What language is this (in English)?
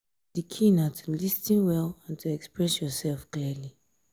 Nigerian Pidgin